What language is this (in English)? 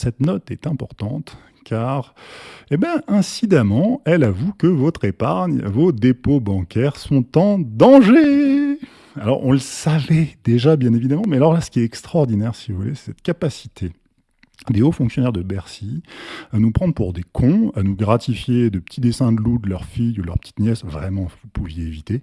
French